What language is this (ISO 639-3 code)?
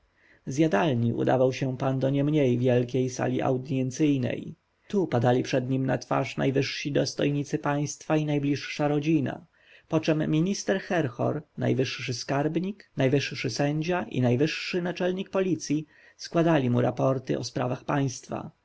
pol